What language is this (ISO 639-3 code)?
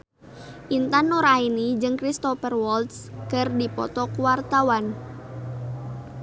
sun